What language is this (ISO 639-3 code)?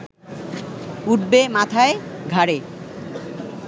ben